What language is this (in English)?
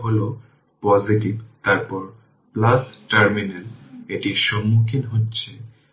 Bangla